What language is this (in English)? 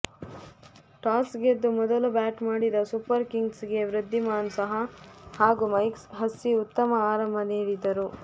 Kannada